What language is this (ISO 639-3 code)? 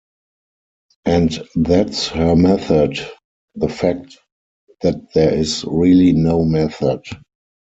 eng